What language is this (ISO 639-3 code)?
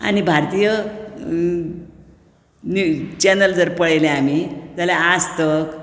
kok